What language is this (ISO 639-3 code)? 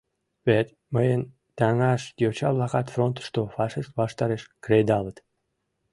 chm